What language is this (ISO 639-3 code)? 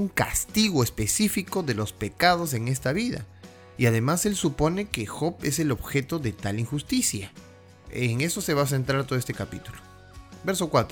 spa